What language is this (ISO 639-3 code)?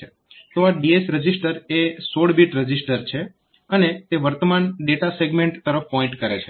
guj